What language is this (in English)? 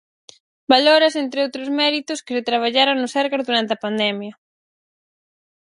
Galician